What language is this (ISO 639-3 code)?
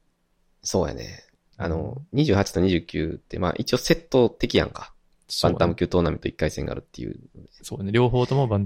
jpn